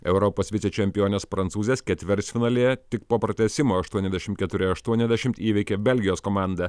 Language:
Lithuanian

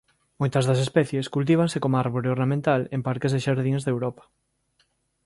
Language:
Galician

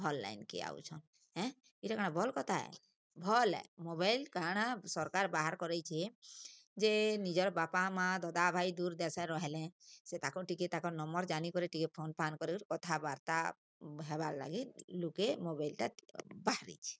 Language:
Odia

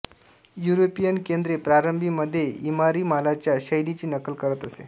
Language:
Marathi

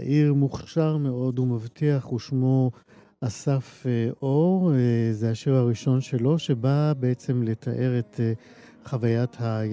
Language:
Hebrew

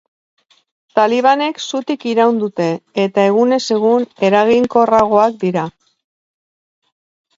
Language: Basque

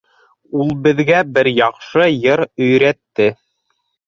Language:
Bashkir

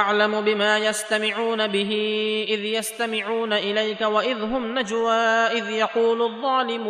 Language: Arabic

